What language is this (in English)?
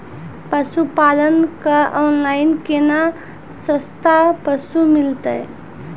Maithili